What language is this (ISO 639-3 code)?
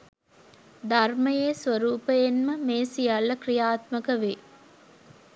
sin